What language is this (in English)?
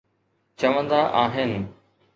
Sindhi